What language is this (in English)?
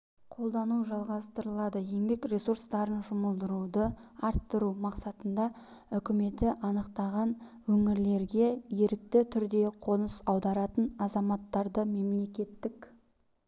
Kazakh